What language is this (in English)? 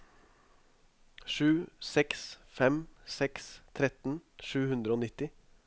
Norwegian